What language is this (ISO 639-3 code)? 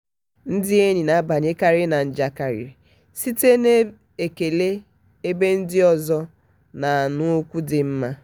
ibo